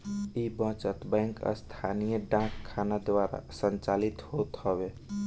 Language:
Bhojpuri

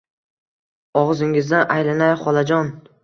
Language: Uzbek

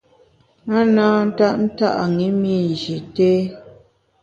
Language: Bamun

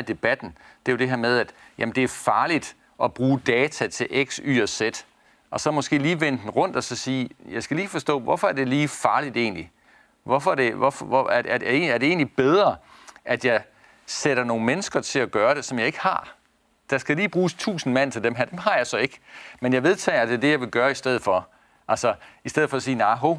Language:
Danish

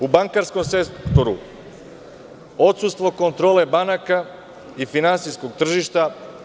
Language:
Serbian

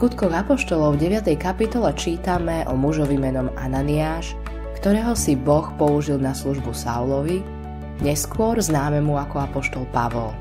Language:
Slovak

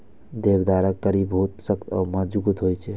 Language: Maithili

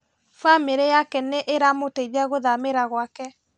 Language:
Kikuyu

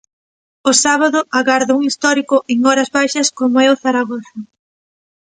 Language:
Galician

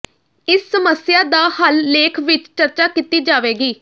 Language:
Punjabi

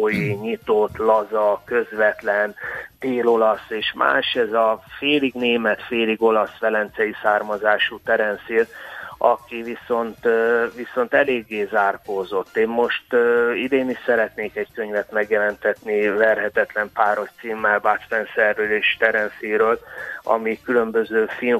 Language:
Hungarian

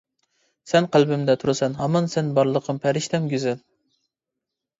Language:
Uyghur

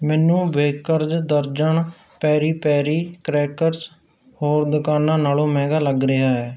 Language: Punjabi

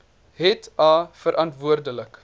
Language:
Afrikaans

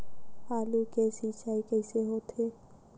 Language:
Chhattisgarhi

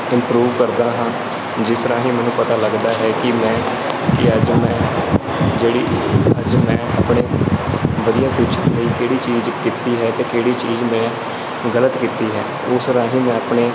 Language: Punjabi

